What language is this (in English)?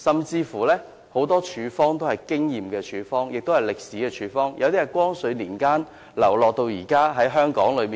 Cantonese